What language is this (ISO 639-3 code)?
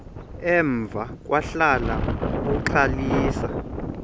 xho